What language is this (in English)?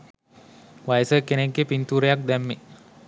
Sinhala